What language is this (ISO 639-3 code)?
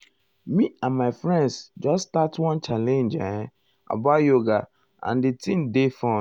pcm